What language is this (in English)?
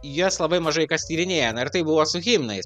Lithuanian